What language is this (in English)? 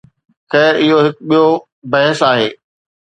Sindhi